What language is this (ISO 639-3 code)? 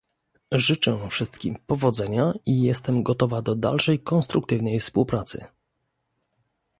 pol